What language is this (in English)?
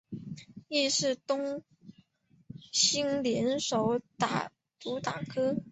Chinese